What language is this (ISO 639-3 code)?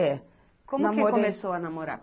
por